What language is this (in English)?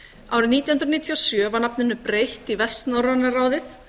Icelandic